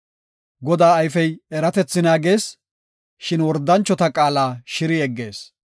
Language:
Gofa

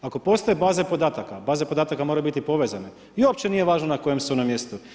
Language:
Croatian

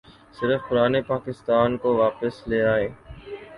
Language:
Urdu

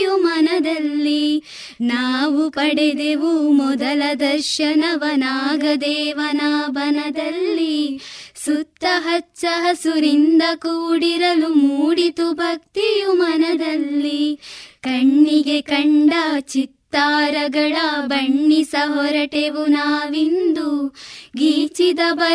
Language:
Kannada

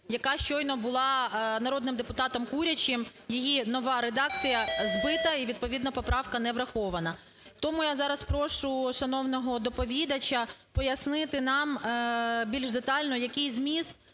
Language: Ukrainian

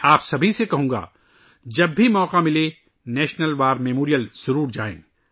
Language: Urdu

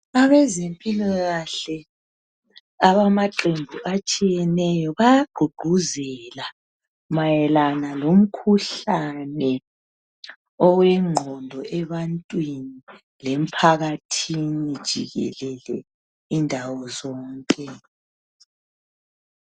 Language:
North Ndebele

